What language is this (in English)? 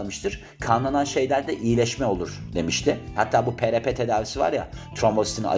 Turkish